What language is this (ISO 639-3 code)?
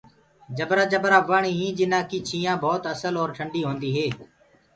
ggg